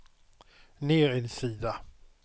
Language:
Swedish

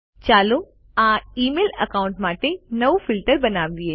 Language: Gujarati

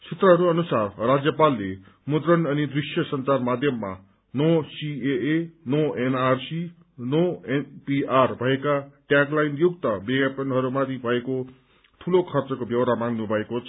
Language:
Nepali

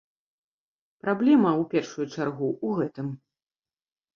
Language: Belarusian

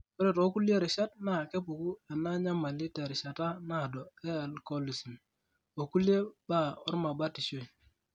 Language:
Masai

